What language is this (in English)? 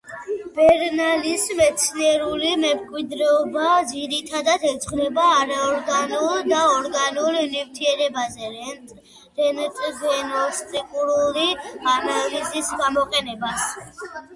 Georgian